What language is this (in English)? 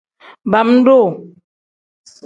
Tem